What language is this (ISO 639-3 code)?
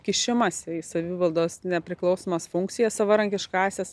lit